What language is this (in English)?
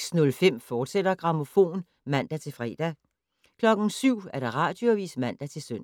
Danish